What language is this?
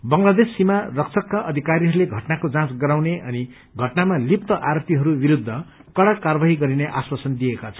Nepali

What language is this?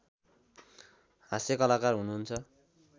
Nepali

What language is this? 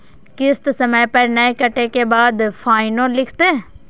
Maithili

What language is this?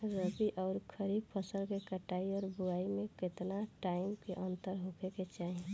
Bhojpuri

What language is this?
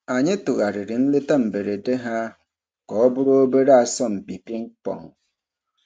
Igbo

